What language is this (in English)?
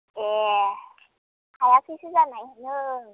Bodo